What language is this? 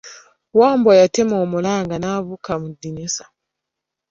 Ganda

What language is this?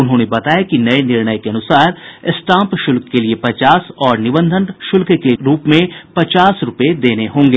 Hindi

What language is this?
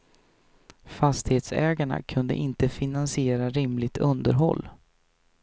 Swedish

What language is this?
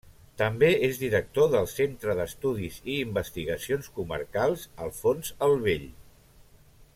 Catalan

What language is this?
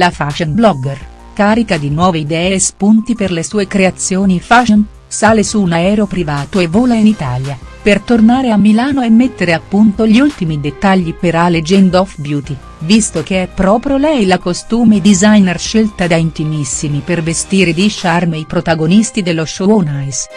Italian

